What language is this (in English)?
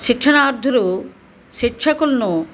Telugu